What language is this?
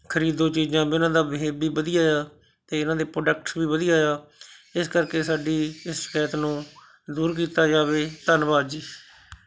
Punjabi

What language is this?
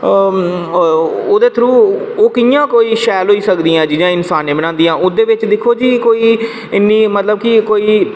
Dogri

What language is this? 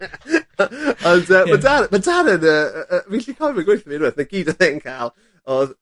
Welsh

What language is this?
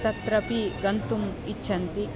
Sanskrit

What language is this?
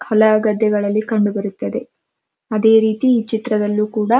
Kannada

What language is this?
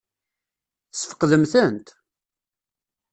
Kabyle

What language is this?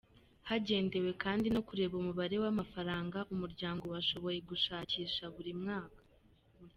Kinyarwanda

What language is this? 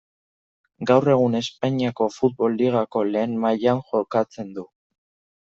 Basque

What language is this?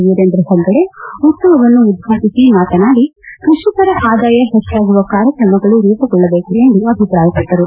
Kannada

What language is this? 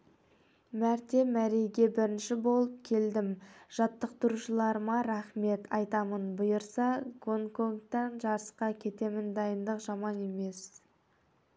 Kazakh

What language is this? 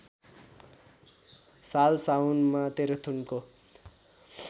Nepali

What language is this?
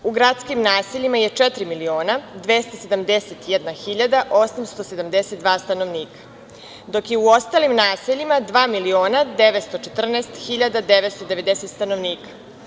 Serbian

